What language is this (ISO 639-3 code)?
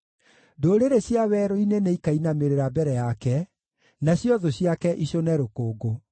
kik